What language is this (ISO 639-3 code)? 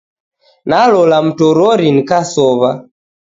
dav